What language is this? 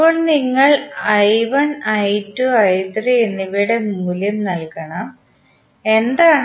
Malayalam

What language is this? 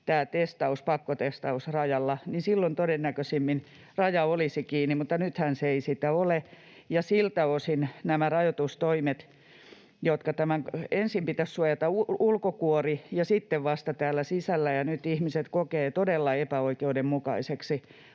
Finnish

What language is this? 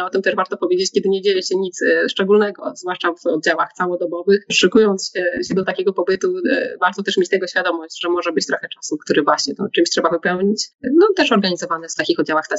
Polish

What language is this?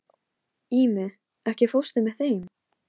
Icelandic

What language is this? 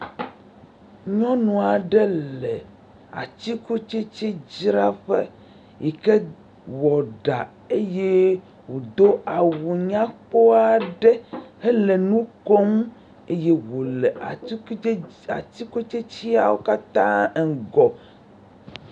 Ewe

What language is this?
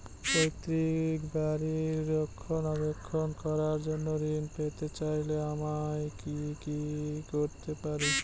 Bangla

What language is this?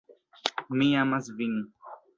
Esperanto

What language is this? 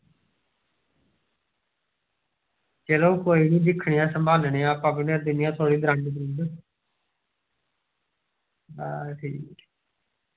Dogri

